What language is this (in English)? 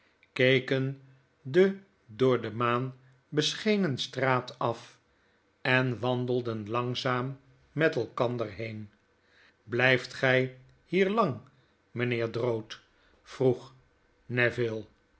Dutch